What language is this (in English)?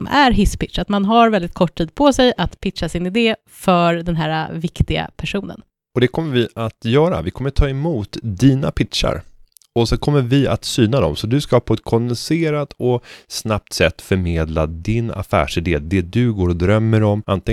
Swedish